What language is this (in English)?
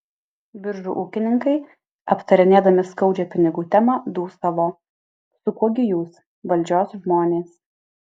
Lithuanian